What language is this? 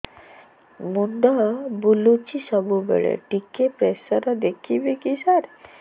Odia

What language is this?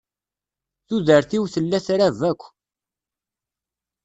Kabyle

